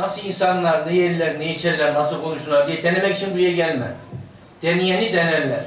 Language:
Turkish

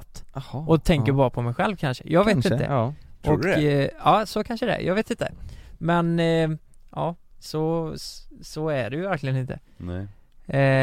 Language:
Swedish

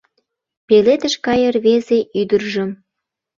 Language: Mari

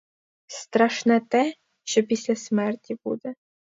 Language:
Ukrainian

